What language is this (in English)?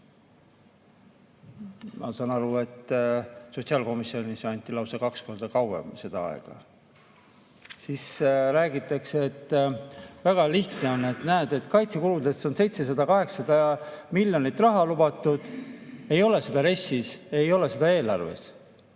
Estonian